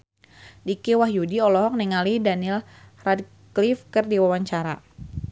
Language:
Sundanese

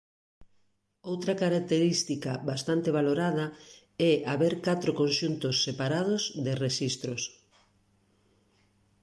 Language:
Galician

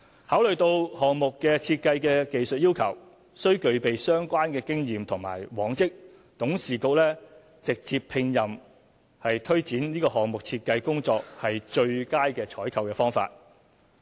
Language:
Cantonese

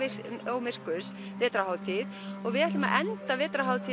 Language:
Icelandic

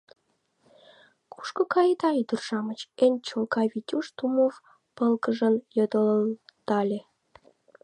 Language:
Mari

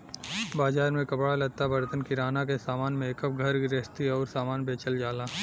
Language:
Bhojpuri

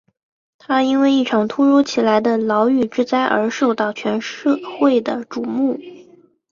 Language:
Chinese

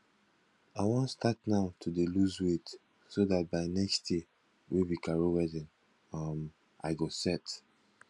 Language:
Nigerian Pidgin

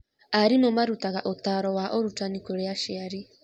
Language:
Kikuyu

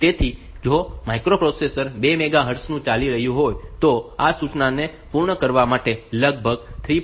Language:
Gujarati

